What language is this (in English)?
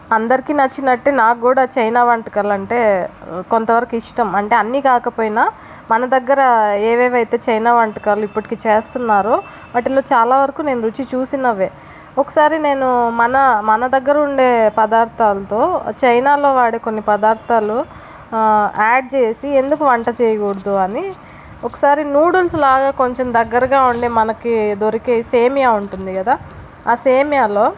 Telugu